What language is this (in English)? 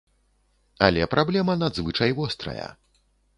Belarusian